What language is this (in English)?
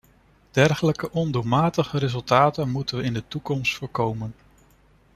Dutch